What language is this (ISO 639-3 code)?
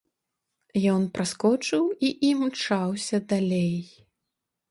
bel